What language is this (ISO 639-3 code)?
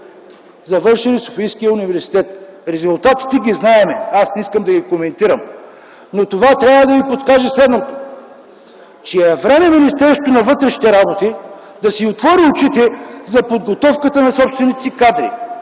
bul